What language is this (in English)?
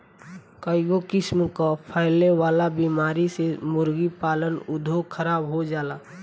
Bhojpuri